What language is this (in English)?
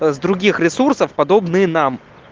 Russian